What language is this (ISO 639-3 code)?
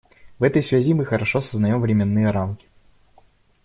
rus